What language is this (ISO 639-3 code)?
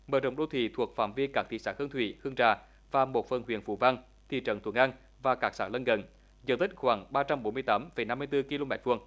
vie